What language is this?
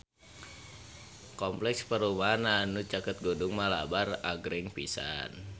Sundanese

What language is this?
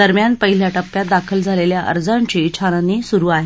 Marathi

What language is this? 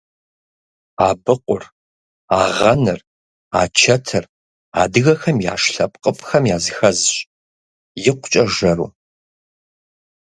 Kabardian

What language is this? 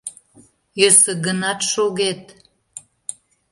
Mari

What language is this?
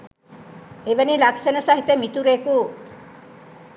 Sinhala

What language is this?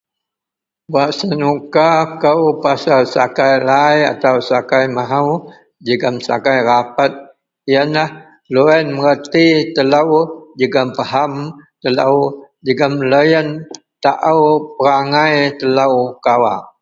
Central Melanau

